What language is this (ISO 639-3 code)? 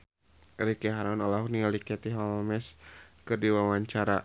sun